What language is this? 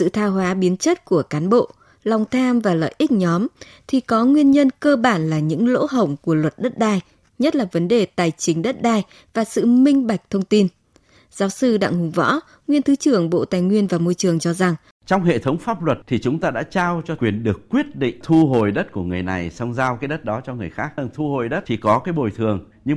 Vietnamese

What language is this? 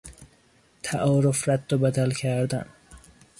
Persian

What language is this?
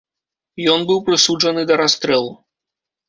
Belarusian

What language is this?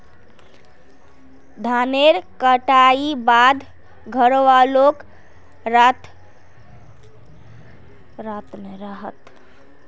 Magahi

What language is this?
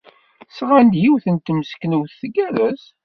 Kabyle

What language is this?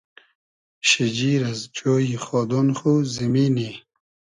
Hazaragi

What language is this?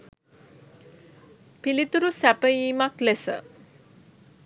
Sinhala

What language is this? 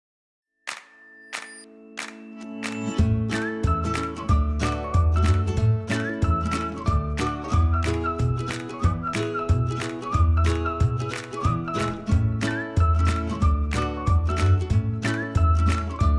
Urdu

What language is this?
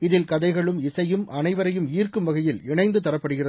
Tamil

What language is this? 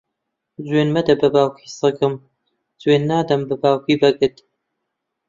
Central Kurdish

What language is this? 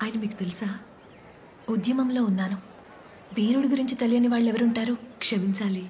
Telugu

